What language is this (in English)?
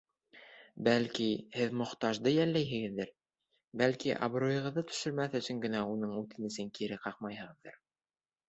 Bashkir